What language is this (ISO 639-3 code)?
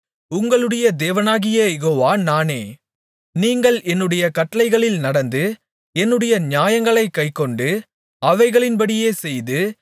tam